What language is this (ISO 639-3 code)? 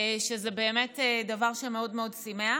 heb